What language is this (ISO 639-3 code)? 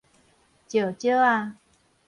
nan